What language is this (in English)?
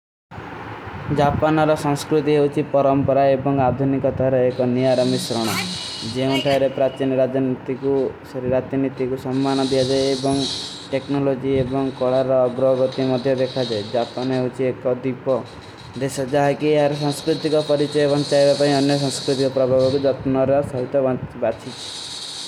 Kui (India)